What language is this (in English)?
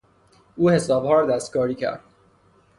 Persian